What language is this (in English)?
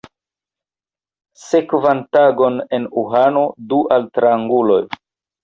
Esperanto